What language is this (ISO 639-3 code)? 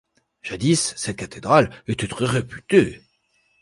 fra